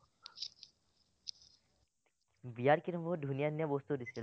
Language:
Assamese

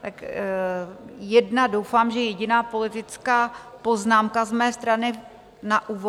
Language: Czech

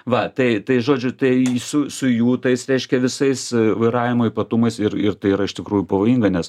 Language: Lithuanian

